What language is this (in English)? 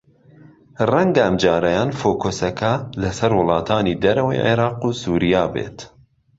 Central Kurdish